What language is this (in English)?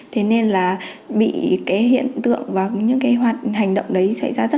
Vietnamese